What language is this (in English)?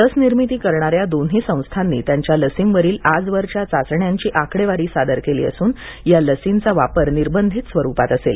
Marathi